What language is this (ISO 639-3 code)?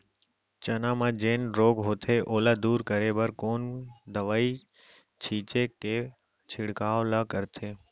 hne